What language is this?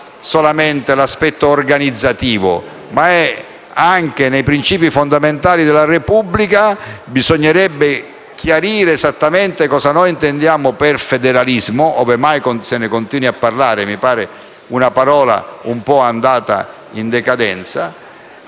Italian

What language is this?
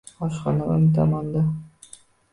Uzbek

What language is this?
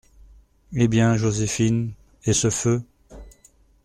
French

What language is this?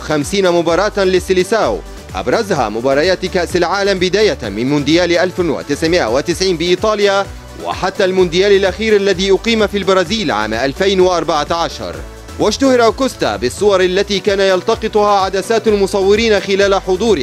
Arabic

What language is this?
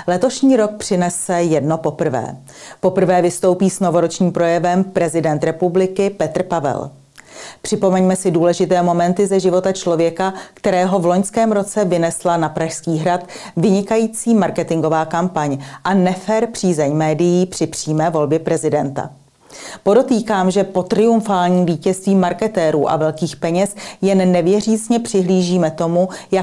Czech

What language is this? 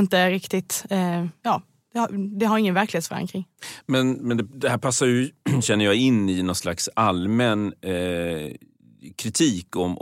Swedish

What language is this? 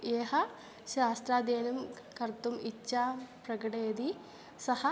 Sanskrit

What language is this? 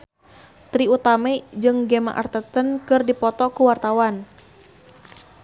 Sundanese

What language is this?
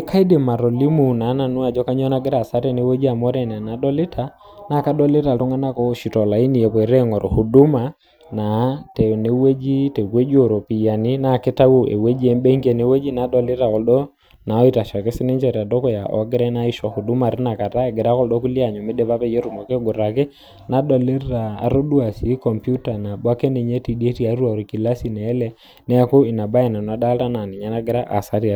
Masai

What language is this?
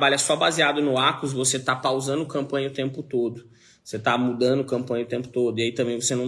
Portuguese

